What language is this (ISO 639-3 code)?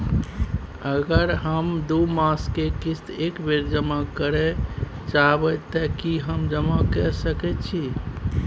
mai